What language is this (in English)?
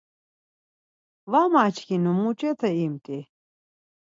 Laz